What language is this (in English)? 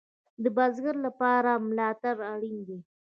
Pashto